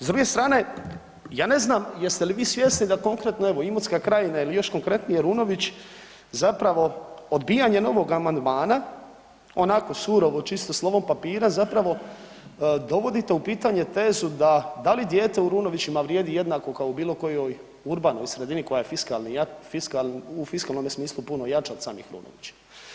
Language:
Croatian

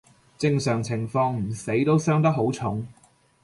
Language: Cantonese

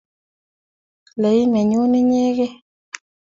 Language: Kalenjin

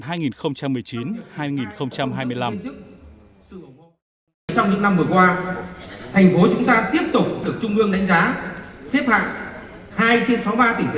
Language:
Vietnamese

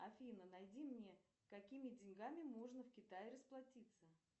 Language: Russian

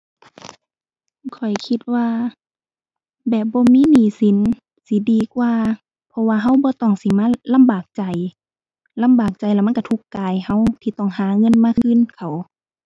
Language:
Thai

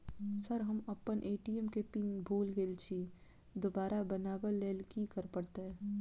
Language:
Maithili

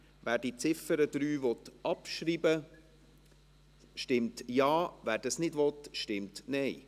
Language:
Swiss German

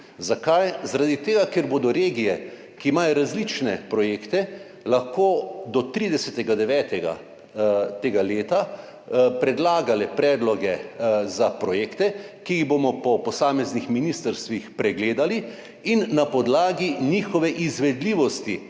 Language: Slovenian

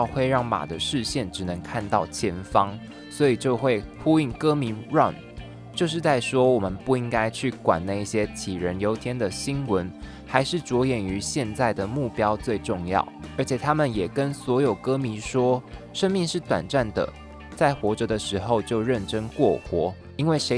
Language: Chinese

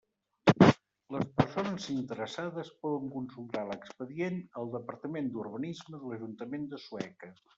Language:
Catalan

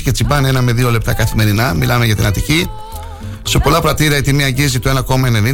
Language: Greek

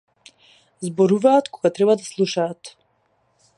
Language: Macedonian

